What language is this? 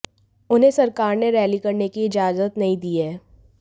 Hindi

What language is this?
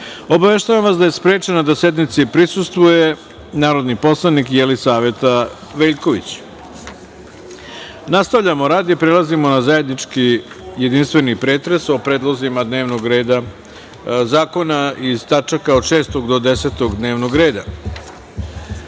Serbian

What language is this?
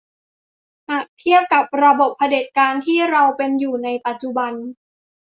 Thai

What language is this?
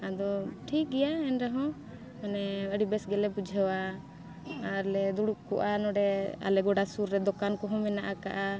Santali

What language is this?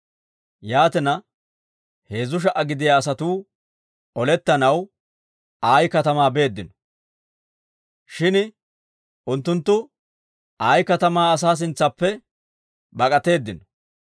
Dawro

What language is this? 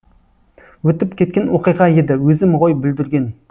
Kazakh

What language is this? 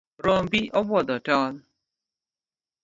Luo (Kenya and Tanzania)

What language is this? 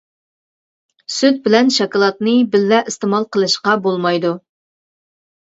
Uyghur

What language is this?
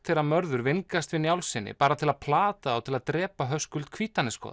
Icelandic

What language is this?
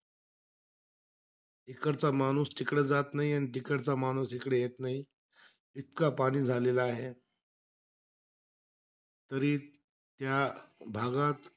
Marathi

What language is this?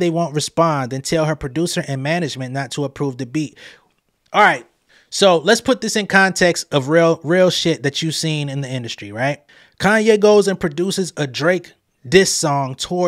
English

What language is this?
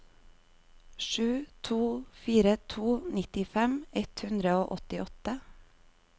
Norwegian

